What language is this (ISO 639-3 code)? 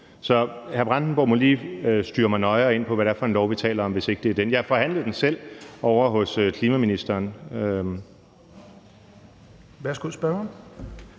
dan